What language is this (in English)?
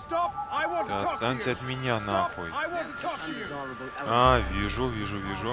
Russian